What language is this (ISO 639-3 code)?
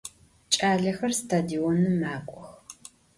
ady